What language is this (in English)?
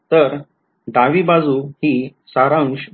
Marathi